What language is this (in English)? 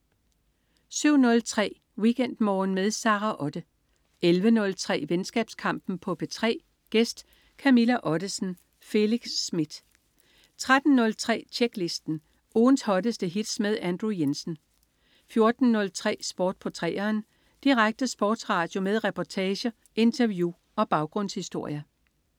Danish